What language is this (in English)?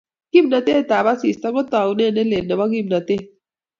Kalenjin